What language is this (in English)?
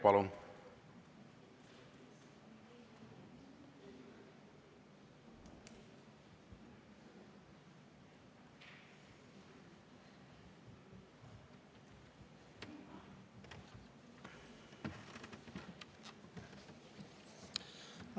Estonian